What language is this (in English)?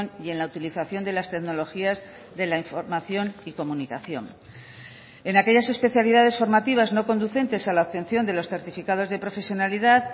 Spanish